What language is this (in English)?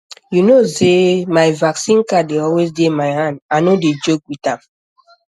Nigerian Pidgin